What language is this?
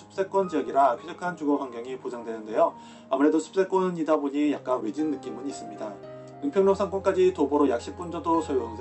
Korean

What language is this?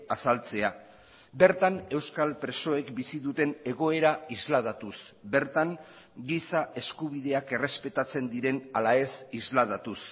Basque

